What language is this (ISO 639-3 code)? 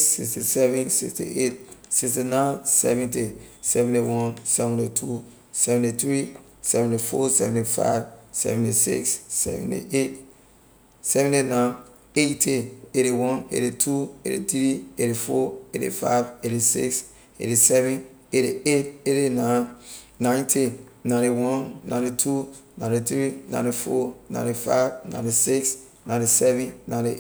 lir